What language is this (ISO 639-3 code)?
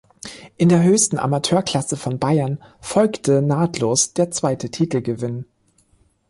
deu